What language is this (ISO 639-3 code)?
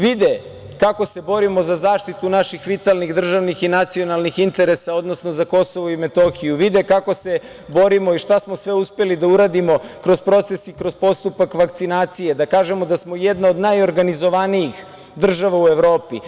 srp